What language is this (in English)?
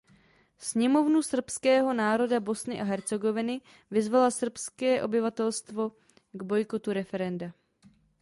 Czech